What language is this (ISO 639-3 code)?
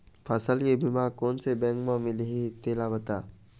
hne